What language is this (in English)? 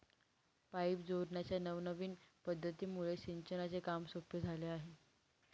Marathi